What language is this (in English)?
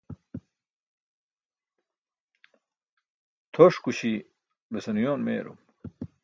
Burushaski